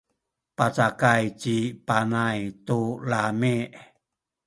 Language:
Sakizaya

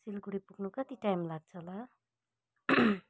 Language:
Nepali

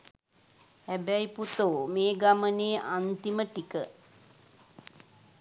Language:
Sinhala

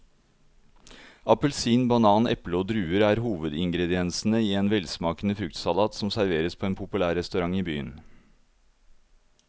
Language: Norwegian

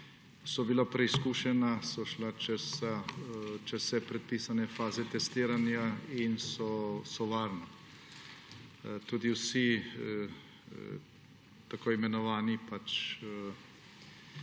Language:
Slovenian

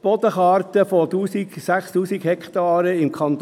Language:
Swiss German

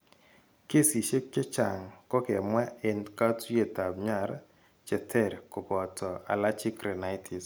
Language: Kalenjin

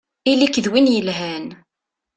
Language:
Kabyle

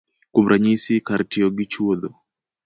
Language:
Luo (Kenya and Tanzania)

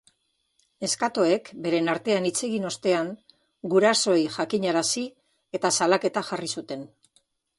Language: Basque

